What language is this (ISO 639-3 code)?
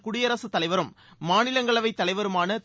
tam